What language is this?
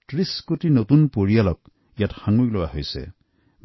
Assamese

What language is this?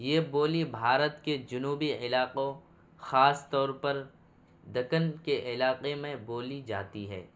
Urdu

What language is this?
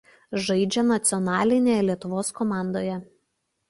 Lithuanian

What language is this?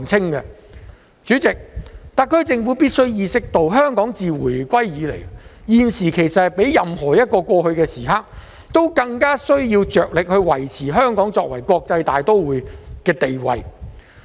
Cantonese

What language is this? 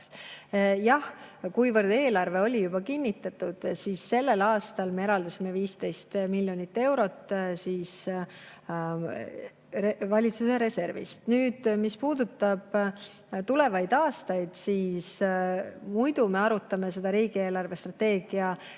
Estonian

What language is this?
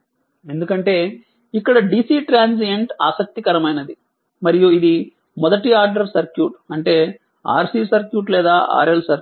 Telugu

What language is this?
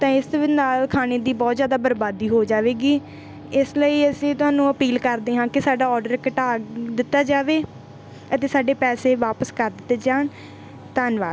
Punjabi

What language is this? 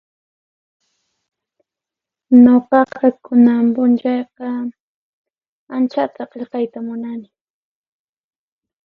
Puno Quechua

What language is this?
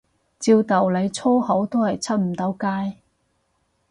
Cantonese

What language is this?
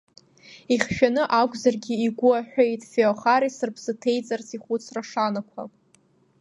Abkhazian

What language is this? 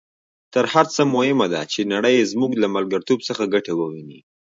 Pashto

